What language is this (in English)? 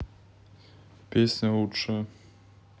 Russian